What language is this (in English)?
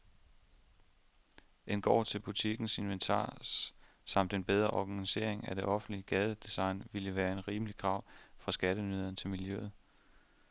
Danish